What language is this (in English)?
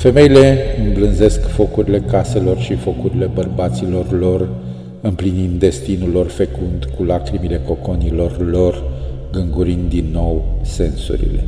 Romanian